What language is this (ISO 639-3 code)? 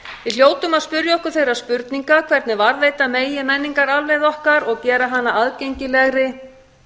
isl